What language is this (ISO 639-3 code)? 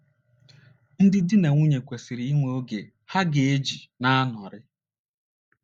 ibo